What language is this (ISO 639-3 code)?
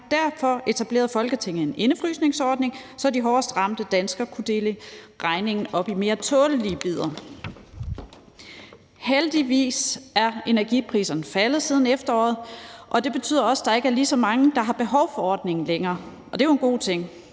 dan